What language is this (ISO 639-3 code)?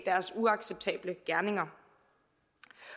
dan